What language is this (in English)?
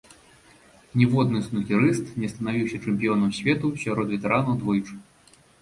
Belarusian